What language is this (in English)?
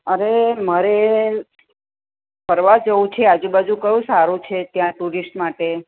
Gujarati